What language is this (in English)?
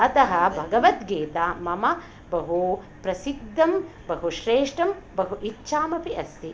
Sanskrit